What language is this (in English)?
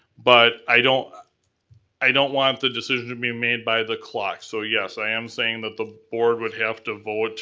English